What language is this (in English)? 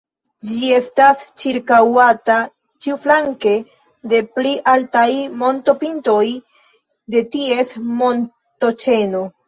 Esperanto